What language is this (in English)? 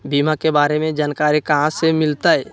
Magahi